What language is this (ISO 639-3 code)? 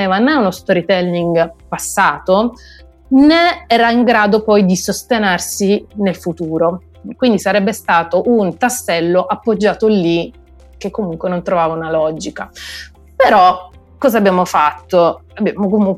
ita